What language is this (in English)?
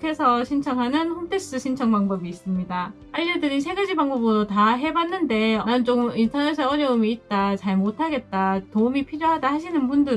Korean